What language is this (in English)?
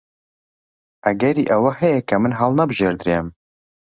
Central Kurdish